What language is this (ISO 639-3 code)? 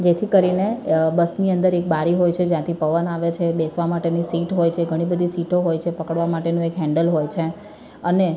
guj